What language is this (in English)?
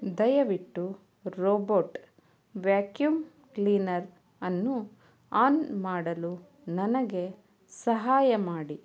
Kannada